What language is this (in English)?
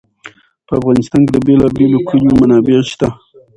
Pashto